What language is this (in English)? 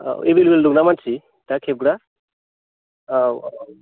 Bodo